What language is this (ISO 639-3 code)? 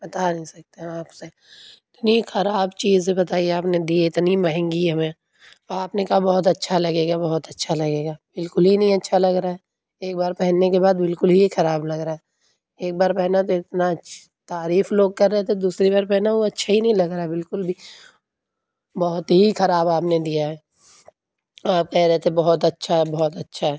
urd